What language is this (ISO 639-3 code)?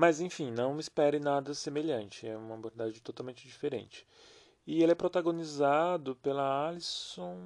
por